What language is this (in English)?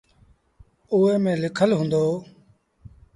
Sindhi Bhil